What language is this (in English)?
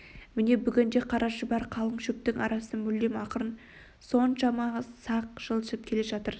Kazakh